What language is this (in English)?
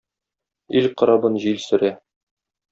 Tatar